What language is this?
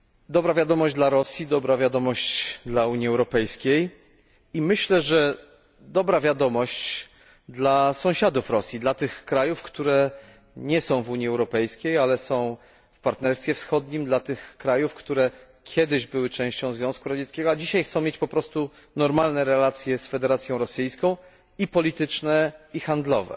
Polish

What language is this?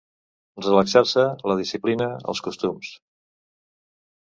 Catalan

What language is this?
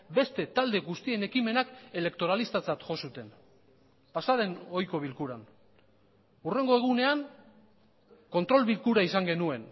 Basque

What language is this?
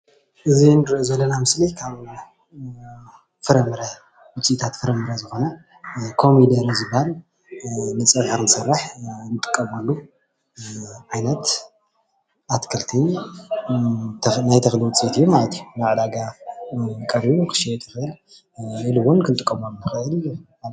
Tigrinya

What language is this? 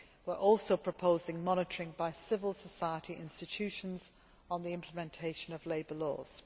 English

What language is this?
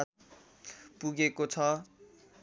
Nepali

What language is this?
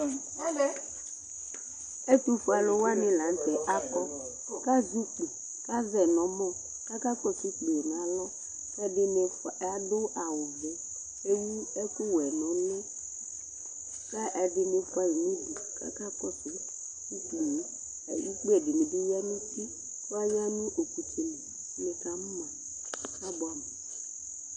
Ikposo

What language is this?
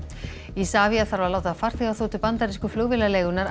Icelandic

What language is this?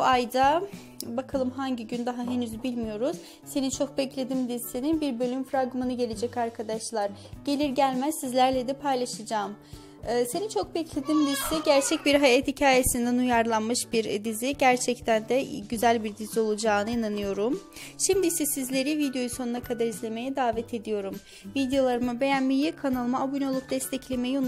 Turkish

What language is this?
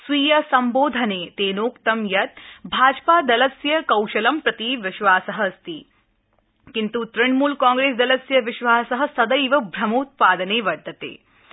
Sanskrit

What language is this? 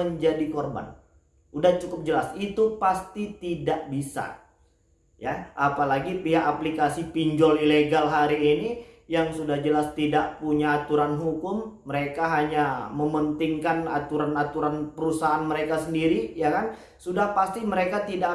Indonesian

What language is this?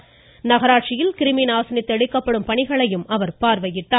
Tamil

